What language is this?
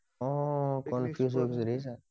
Assamese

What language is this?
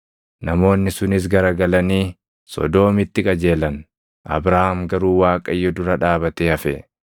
Oromo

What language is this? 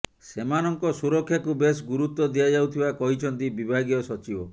Odia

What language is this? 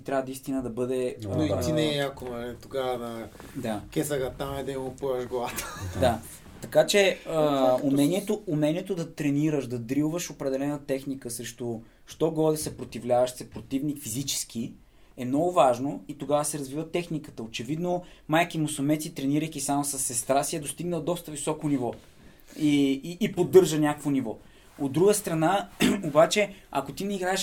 Bulgarian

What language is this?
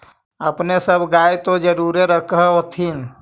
Magahi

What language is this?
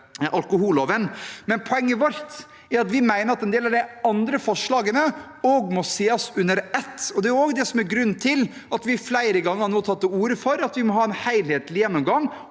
Norwegian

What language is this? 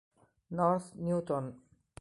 Italian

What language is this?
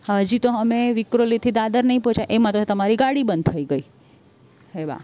Gujarati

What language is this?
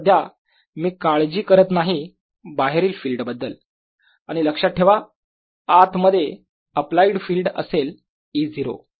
Marathi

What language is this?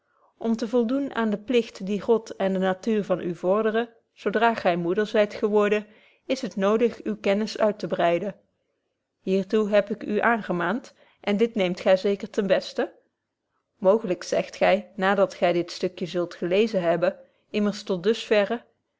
Dutch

